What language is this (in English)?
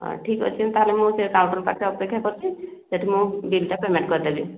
Odia